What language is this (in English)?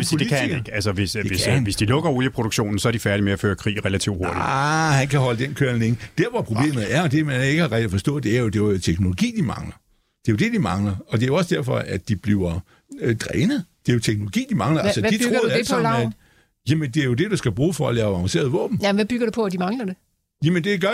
Danish